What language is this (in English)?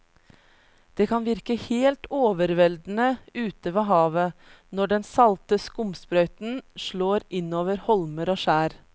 Norwegian